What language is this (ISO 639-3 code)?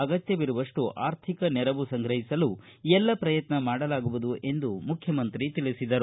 kan